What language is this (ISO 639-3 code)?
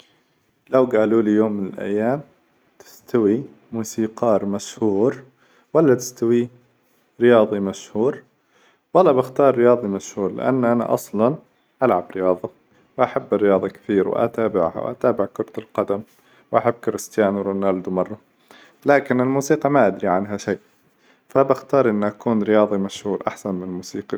acw